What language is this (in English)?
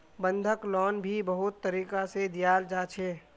Magahi